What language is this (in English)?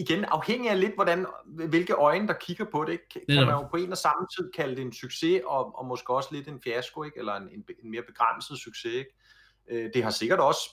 Danish